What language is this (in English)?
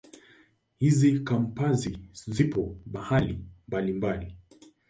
Swahili